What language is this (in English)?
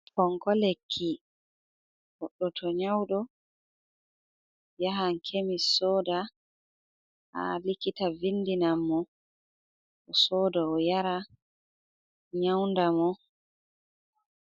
Fula